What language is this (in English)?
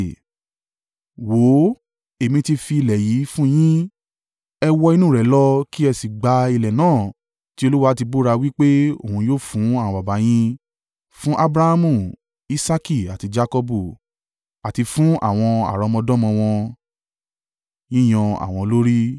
Yoruba